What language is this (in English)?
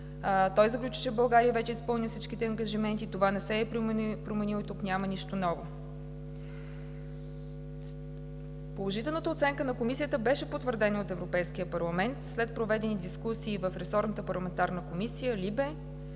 Bulgarian